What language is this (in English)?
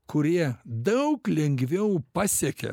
Lithuanian